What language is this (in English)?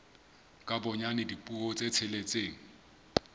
Southern Sotho